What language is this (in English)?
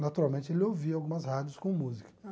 Portuguese